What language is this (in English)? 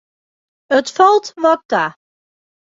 Western Frisian